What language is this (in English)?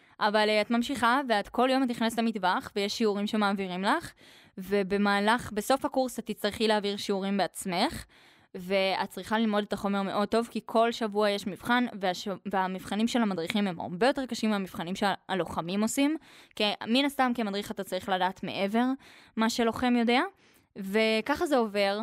Hebrew